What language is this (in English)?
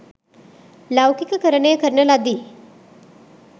Sinhala